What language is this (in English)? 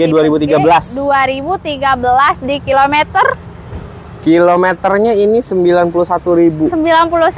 Indonesian